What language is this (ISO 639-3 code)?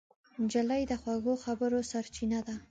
pus